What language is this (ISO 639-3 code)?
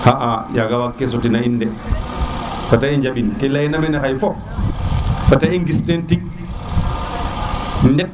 srr